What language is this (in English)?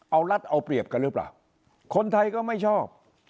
Thai